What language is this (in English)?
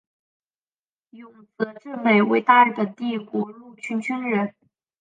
Chinese